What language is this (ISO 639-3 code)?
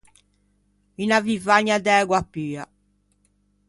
lij